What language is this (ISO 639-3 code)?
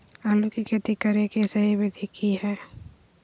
mag